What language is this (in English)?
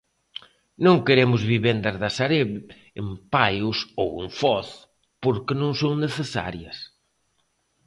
Galician